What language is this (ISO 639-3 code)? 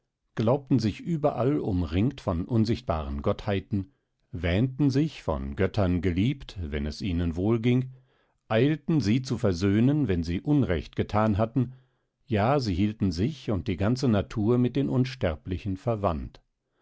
deu